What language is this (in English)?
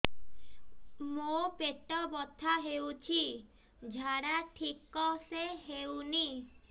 Odia